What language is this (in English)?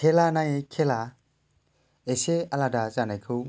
Bodo